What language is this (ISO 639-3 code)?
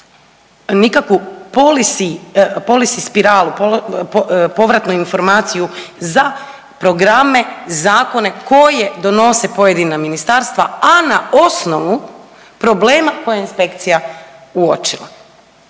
hrv